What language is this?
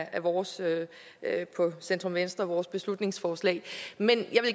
Danish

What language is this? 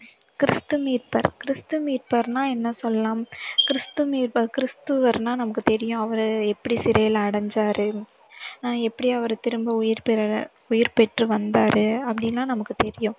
Tamil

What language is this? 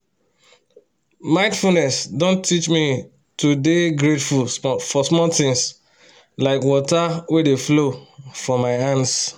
Nigerian Pidgin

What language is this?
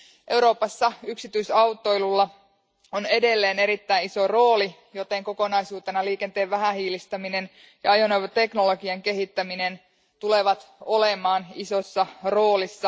Finnish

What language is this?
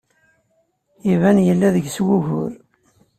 Kabyle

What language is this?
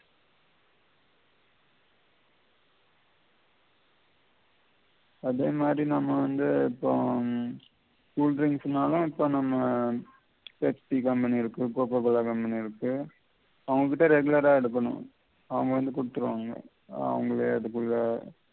Tamil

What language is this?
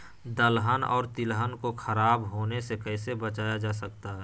Magahi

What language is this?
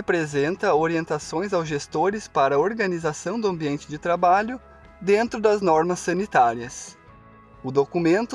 Portuguese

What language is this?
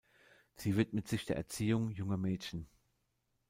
German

